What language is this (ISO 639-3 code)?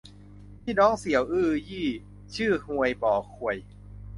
tha